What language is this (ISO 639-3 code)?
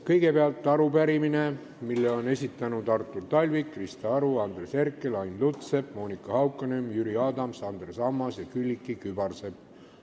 est